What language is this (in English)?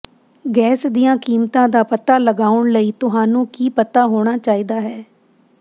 Punjabi